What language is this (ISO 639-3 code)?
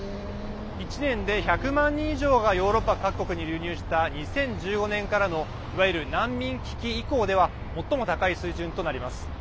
jpn